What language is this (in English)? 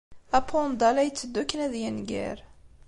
Kabyle